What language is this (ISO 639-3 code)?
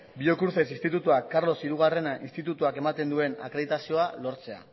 eus